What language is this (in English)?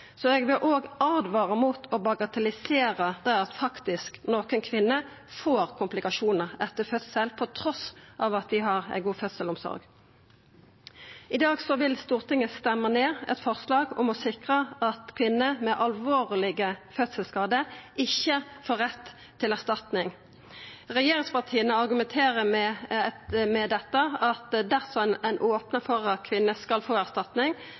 Norwegian Nynorsk